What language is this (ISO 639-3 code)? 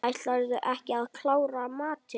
isl